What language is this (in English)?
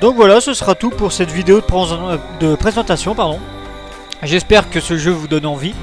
French